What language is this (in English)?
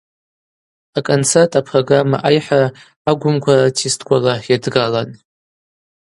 Abaza